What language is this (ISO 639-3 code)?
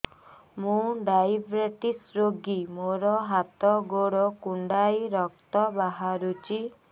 ori